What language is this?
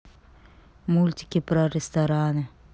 Russian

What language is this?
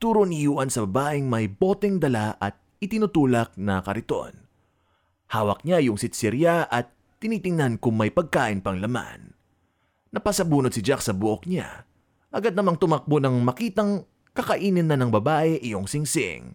Filipino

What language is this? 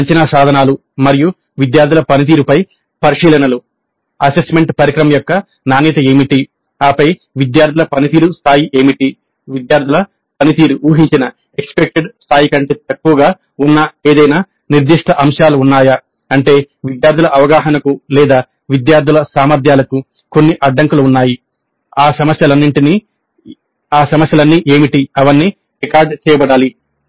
Telugu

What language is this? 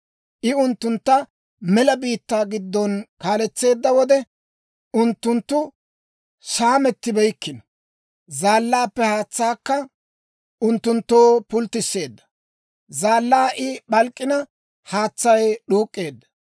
Dawro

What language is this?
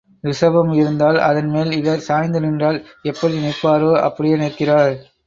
Tamil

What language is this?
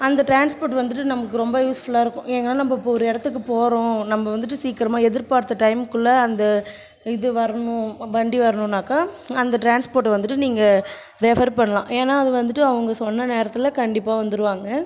Tamil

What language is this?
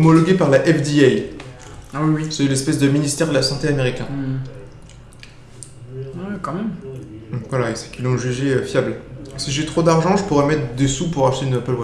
French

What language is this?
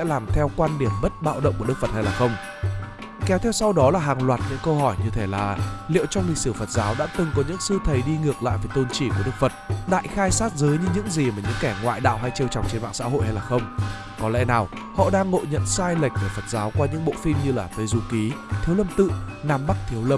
Vietnamese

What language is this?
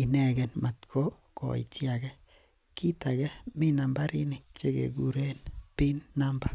Kalenjin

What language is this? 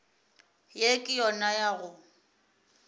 Northern Sotho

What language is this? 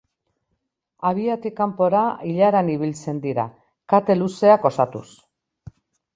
Basque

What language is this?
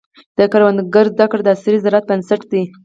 Pashto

